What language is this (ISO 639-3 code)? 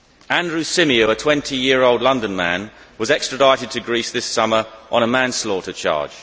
eng